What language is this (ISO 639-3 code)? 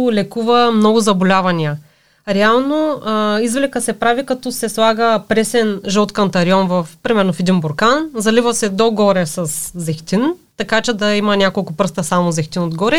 bul